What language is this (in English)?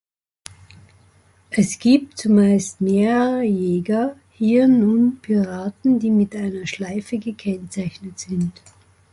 German